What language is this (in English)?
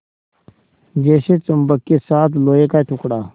Hindi